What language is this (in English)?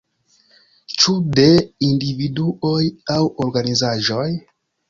Esperanto